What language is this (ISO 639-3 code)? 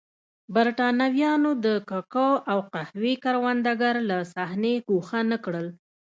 pus